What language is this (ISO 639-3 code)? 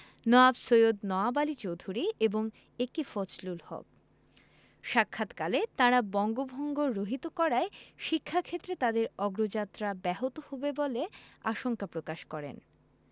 ben